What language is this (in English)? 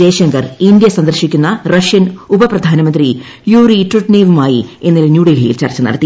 Malayalam